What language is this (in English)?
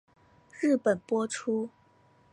Chinese